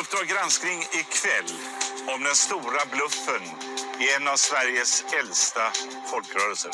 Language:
Swedish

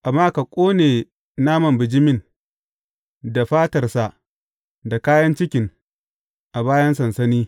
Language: Hausa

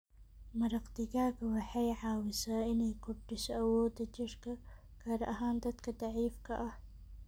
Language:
Somali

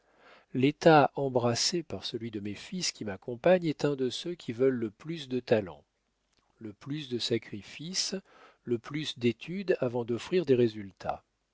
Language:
French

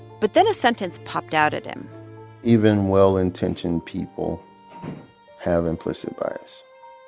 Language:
English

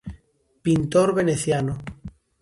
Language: Galician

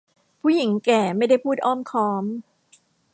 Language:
Thai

